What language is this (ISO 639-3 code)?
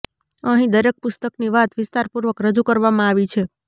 guj